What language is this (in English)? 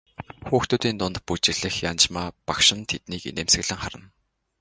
Mongolian